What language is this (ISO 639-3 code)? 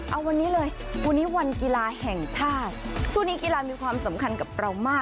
tha